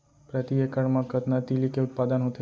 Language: Chhattisgarhi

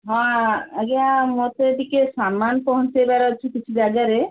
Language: Odia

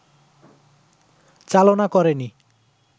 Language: Bangla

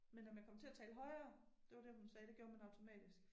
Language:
Danish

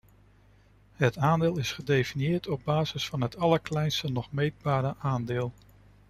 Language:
Dutch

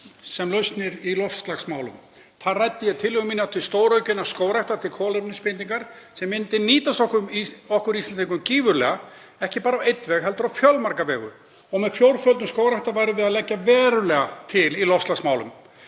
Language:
Icelandic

